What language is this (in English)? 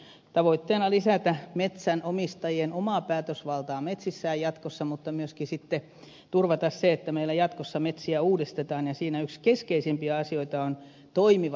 Finnish